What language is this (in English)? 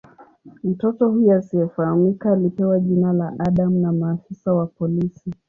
Swahili